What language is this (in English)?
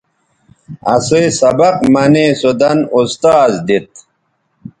Bateri